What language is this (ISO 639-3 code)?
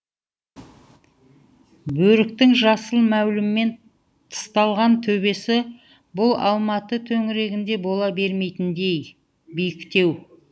kaz